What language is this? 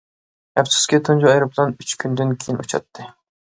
Uyghur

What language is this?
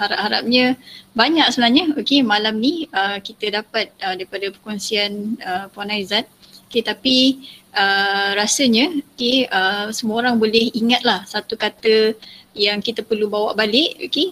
Malay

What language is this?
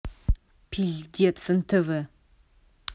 Russian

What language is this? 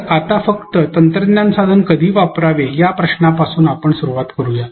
Marathi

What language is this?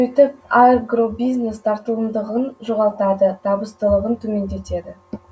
Kazakh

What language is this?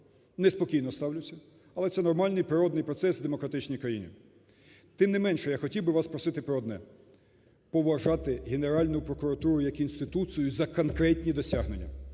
Ukrainian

